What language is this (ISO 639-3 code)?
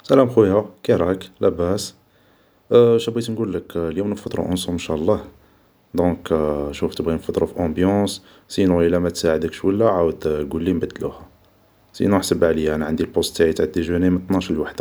arq